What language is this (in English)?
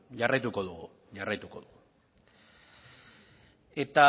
Basque